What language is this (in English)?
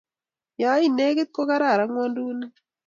Kalenjin